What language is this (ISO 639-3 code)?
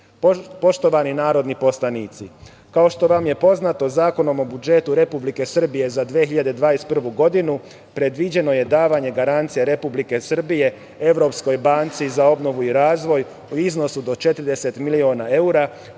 srp